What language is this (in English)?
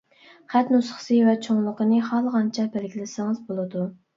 Uyghur